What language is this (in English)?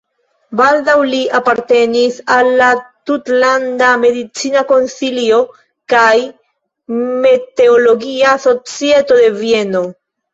Esperanto